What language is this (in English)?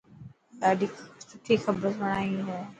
Dhatki